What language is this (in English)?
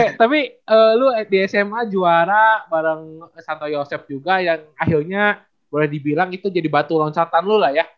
Indonesian